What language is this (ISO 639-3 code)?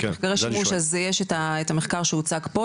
heb